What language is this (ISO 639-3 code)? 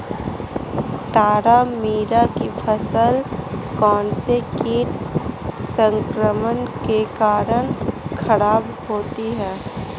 hin